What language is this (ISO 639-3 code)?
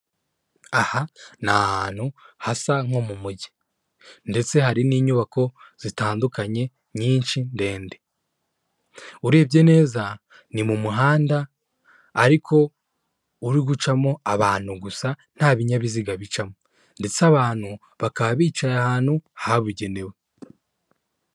kin